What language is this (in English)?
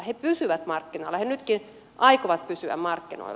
Finnish